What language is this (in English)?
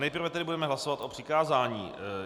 Czech